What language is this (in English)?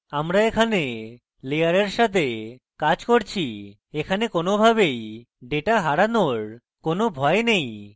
Bangla